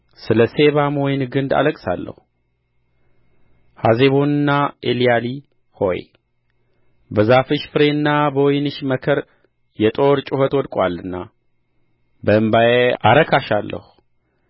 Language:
Amharic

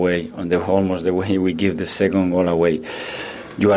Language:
Indonesian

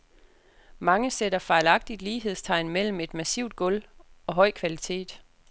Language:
Danish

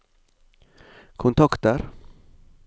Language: Norwegian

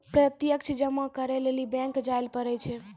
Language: Maithili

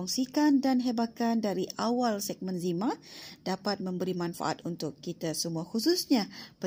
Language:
Malay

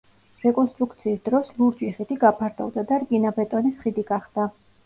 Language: Georgian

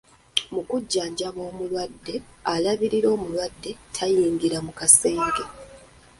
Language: Ganda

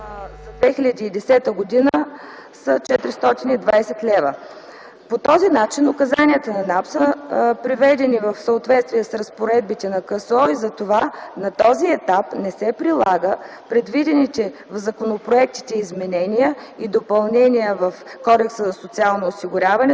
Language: Bulgarian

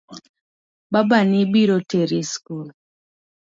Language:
Luo (Kenya and Tanzania)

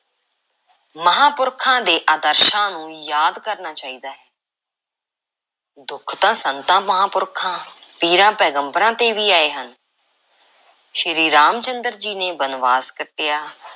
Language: Punjabi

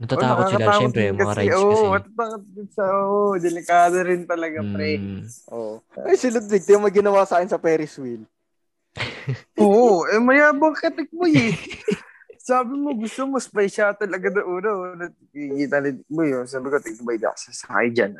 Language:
Filipino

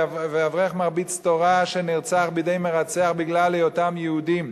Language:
Hebrew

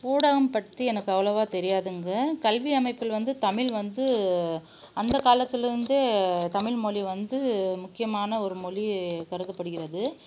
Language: Tamil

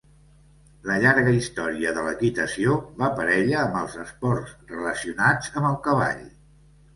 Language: Catalan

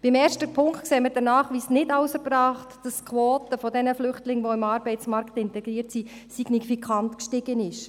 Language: Swiss German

